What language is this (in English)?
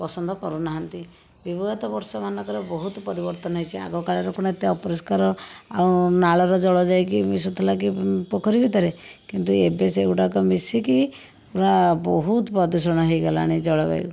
Odia